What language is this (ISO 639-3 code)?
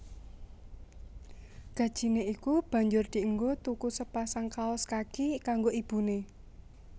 jav